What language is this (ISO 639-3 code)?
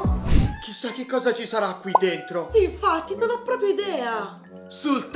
ita